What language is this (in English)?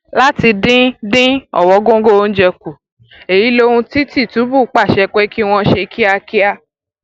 Yoruba